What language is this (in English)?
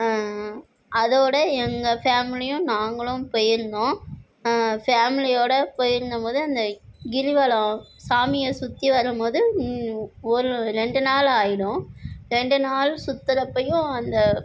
Tamil